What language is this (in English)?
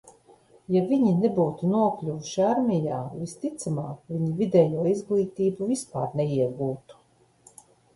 Latvian